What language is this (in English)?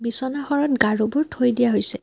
Assamese